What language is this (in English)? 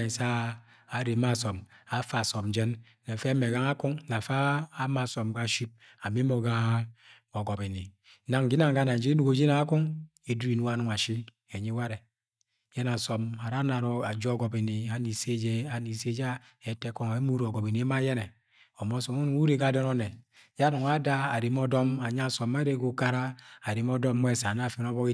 Agwagwune